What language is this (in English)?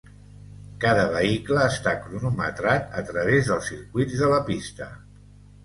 Catalan